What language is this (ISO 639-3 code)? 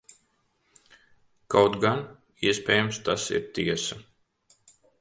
lav